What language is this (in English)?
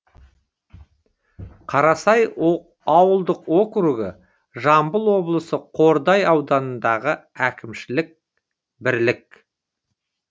Kazakh